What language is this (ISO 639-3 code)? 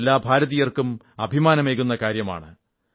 mal